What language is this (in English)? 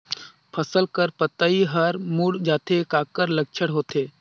Chhattisgarhi